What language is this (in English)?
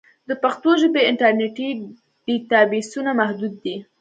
Pashto